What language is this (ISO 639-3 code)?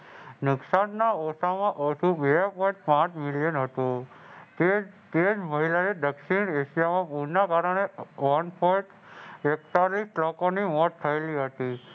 guj